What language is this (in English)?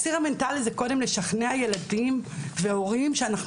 Hebrew